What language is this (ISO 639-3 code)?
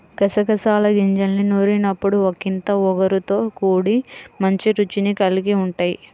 tel